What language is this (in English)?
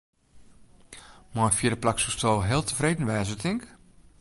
Western Frisian